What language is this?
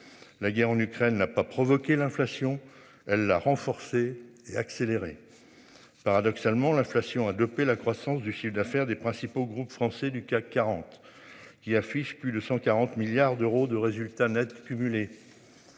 French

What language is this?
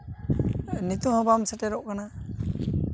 Santali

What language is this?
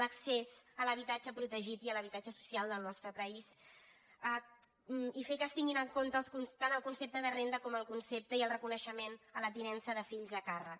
Catalan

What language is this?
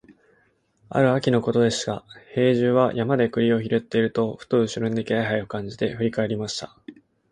Japanese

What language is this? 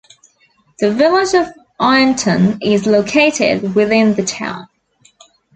English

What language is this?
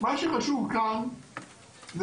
Hebrew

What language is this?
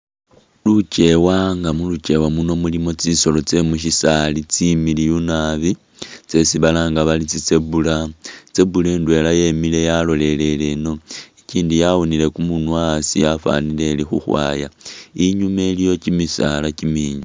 Masaaba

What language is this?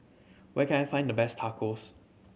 English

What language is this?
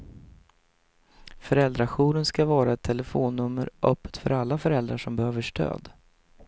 Swedish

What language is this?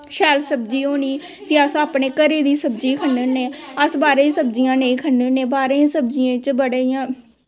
Dogri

